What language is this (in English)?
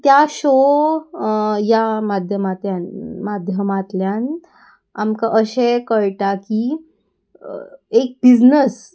Konkani